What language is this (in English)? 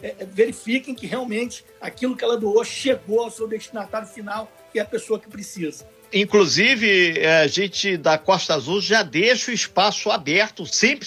Portuguese